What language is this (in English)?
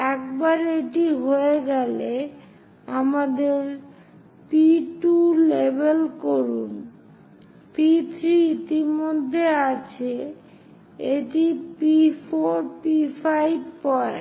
Bangla